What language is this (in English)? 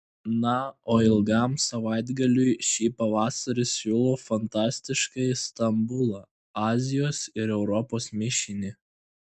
Lithuanian